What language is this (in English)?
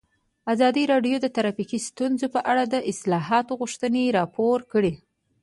Pashto